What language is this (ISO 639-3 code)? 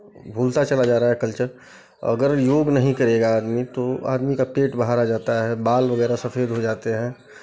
hin